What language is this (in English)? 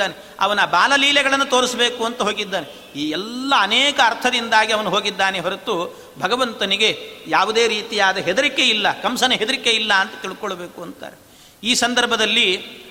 Kannada